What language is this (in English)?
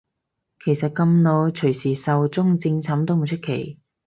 Cantonese